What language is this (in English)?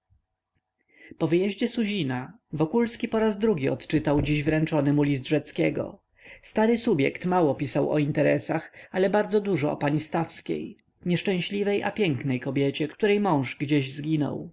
Polish